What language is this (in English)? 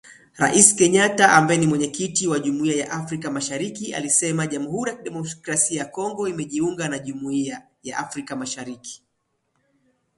Swahili